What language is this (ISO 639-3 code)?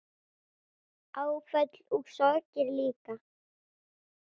isl